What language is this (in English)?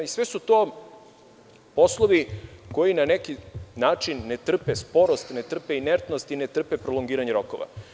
Serbian